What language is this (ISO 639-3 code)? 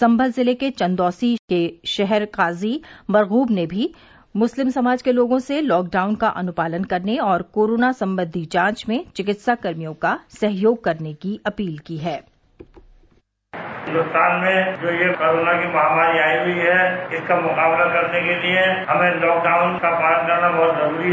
hin